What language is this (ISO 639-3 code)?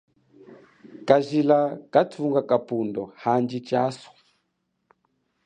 cjk